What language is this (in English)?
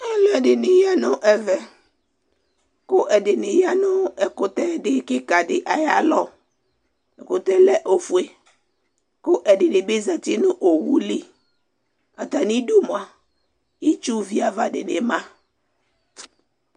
Ikposo